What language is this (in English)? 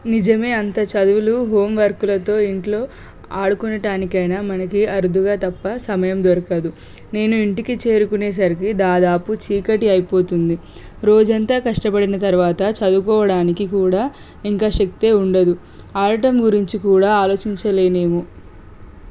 Telugu